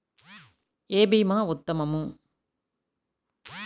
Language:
Telugu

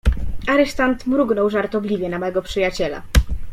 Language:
Polish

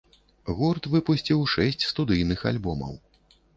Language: Belarusian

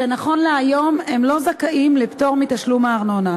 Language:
Hebrew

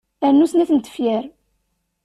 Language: Kabyle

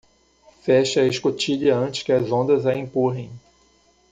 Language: Portuguese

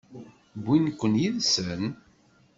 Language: Kabyle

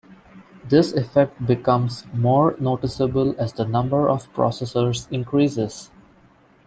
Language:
English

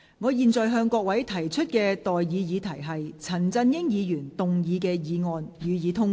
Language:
Cantonese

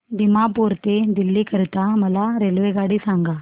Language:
Marathi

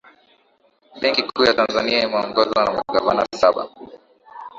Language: Swahili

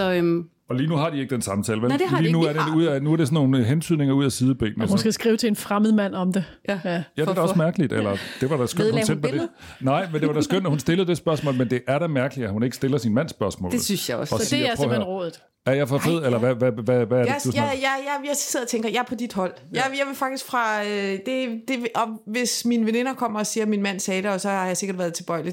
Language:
Danish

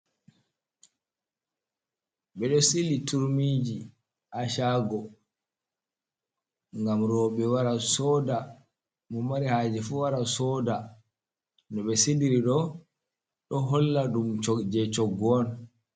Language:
Fula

